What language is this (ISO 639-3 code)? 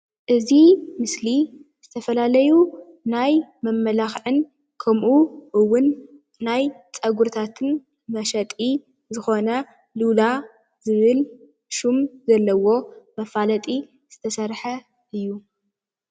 tir